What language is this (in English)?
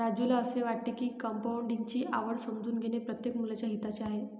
Marathi